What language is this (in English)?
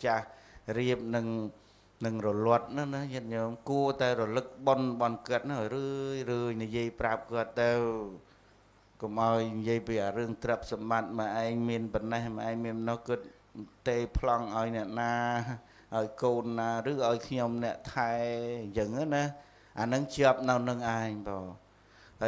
Vietnamese